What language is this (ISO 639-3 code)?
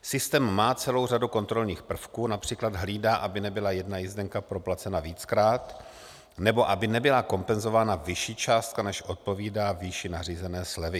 ces